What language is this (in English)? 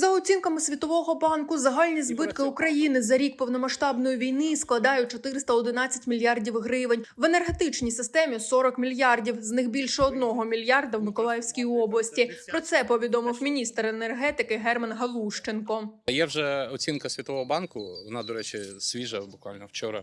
Ukrainian